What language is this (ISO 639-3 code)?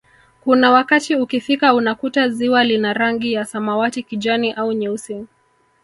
swa